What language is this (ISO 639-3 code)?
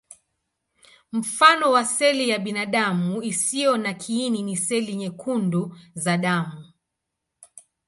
swa